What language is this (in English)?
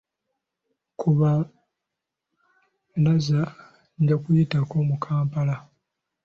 Ganda